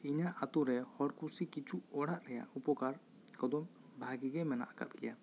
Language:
Santali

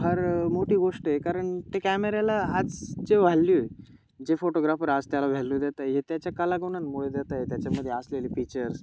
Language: Marathi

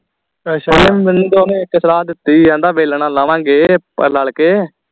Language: Punjabi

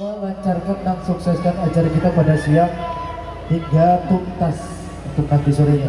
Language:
Indonesian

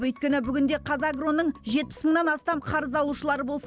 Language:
Kazakh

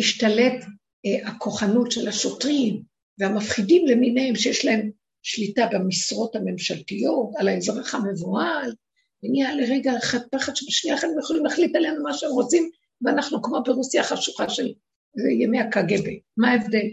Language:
Hebrew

